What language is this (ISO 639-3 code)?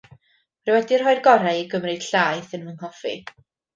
cym